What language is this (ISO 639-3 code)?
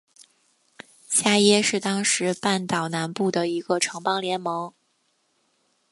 zho